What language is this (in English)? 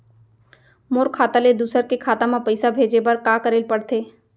Chhattisgarhi